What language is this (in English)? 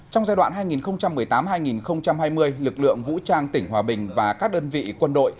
Vietnamese